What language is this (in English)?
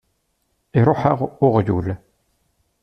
Kabyle